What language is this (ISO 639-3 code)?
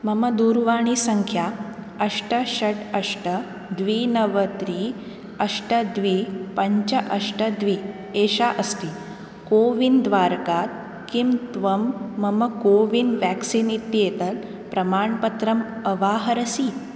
san